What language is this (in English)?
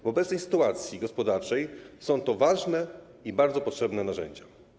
Polish